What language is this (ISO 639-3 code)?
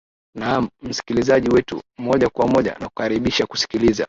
swa